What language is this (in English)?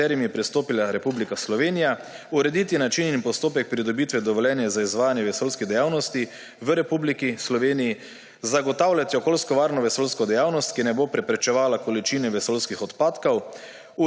Slovenian